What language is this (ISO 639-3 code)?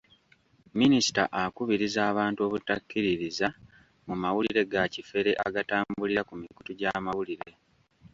lug